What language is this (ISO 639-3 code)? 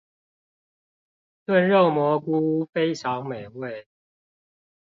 zho